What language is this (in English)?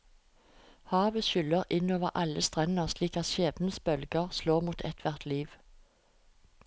Norwegian